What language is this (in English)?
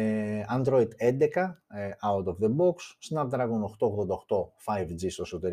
Greek